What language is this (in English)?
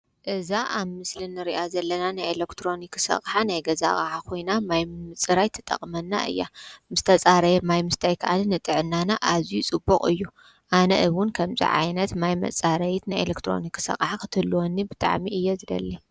Tigrinya